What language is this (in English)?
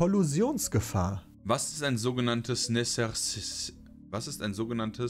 German